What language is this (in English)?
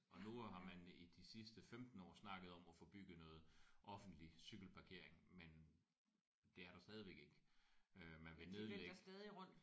Danish